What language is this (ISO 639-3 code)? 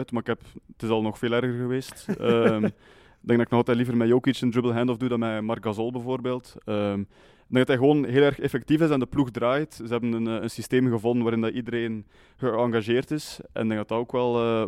nld